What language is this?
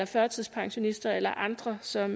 Danish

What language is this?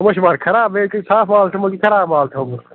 Kashmiri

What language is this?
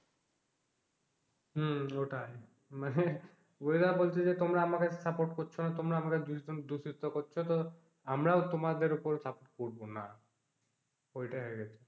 Bangla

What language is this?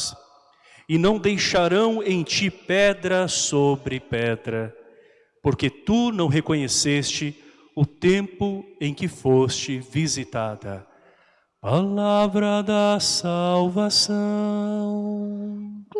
Portuguese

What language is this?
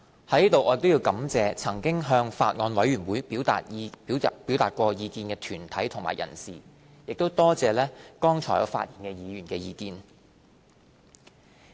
Cantonese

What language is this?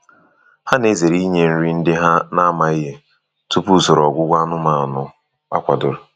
Igbo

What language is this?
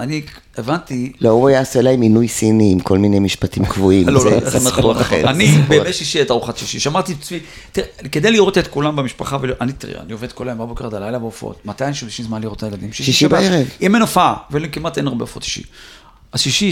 Hebrew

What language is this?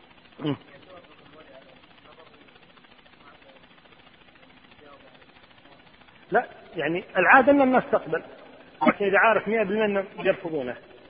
Arabic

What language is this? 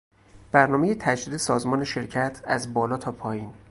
Persian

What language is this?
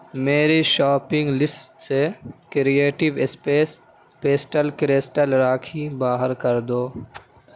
Urdu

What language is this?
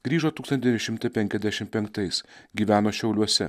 Lithuanian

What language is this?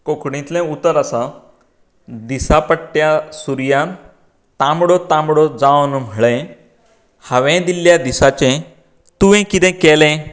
Konkani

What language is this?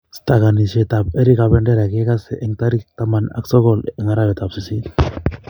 Kalenjin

